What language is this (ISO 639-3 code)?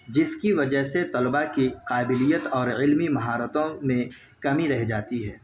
urd